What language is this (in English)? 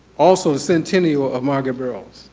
English